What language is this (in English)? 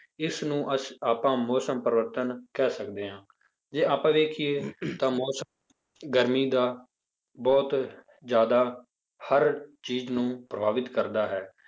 Punjabi